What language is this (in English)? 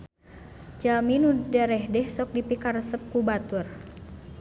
Sundanese